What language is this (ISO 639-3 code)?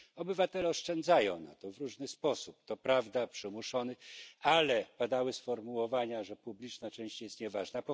pol